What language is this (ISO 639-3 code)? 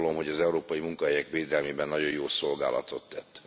hun